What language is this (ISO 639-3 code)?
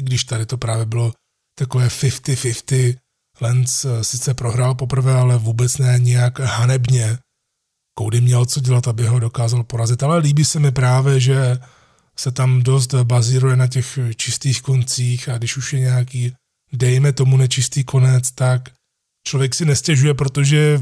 ces